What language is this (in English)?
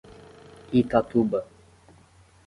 Portuguese